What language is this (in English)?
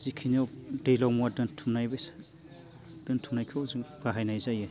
Bodo